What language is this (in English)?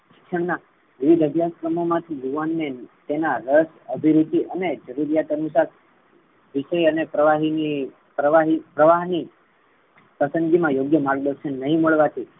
Gujarati